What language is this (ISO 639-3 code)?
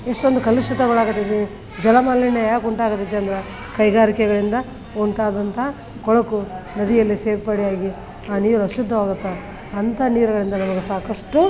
kan